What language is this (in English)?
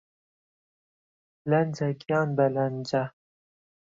Central Kurdish